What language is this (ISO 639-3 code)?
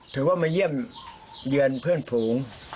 tha